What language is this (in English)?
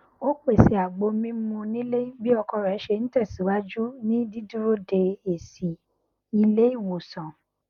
Yoruba